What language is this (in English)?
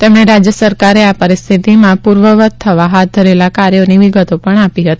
Gujarati